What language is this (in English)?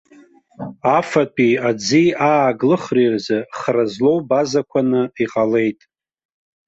Abkhazian